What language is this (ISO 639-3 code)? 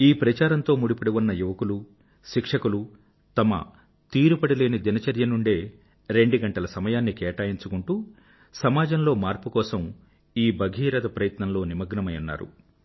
tel